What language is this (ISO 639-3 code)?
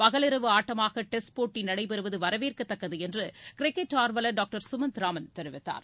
tam